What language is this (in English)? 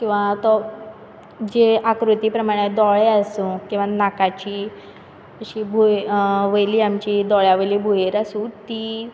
Konkani